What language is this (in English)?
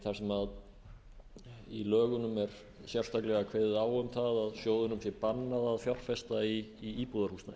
Icelandic